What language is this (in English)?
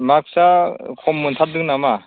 Bodo